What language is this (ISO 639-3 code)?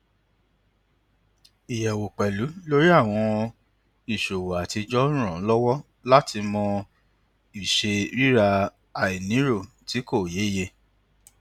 yor